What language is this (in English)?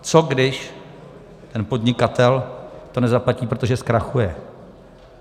Czech